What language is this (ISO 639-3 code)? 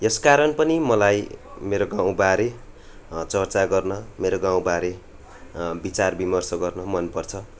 nep